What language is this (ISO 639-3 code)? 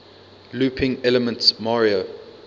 eng